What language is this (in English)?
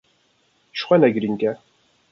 Kurdish